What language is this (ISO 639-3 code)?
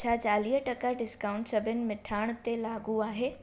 snd